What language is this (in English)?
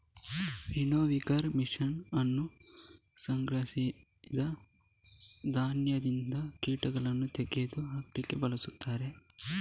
Kannada